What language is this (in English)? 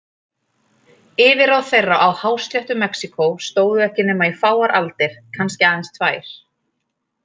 Icelandic